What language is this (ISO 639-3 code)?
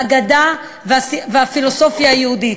heb